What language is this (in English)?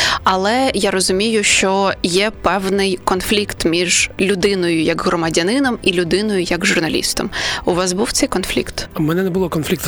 Ukrainian